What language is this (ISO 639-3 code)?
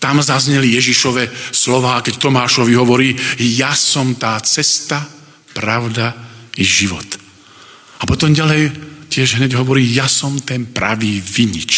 slk